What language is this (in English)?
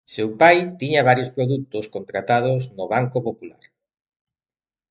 Galician